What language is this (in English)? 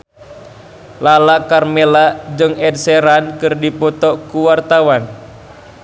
Sundanese